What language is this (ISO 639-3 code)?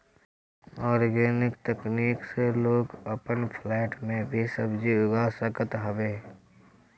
bho